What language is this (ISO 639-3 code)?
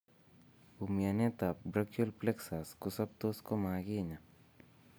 kln